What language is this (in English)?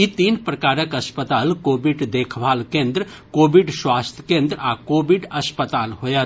Maithili